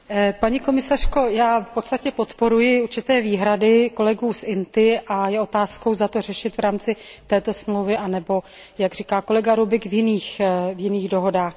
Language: Czech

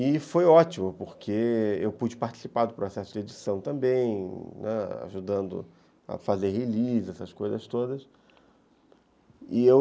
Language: Portuguese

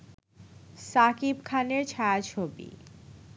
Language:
Bangla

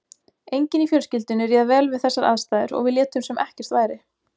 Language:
Icelandic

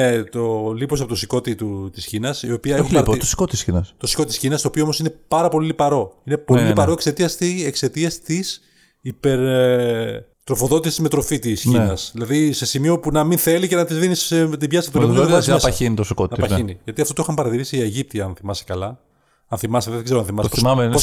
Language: Greek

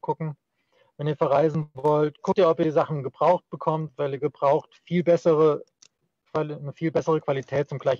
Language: German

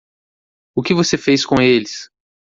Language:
Portuguese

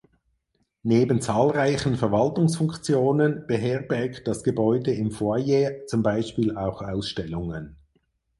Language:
German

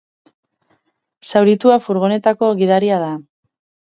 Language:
Basque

